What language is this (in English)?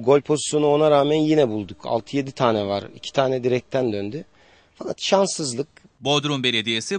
Turkish